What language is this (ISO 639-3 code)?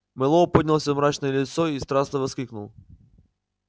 rus